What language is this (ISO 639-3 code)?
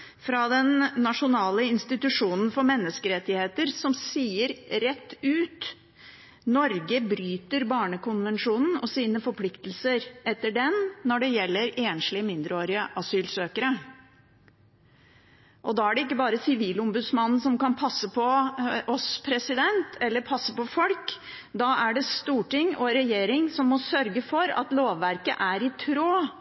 nob